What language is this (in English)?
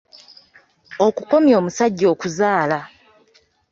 Ganda